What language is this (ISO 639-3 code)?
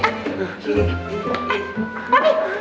ind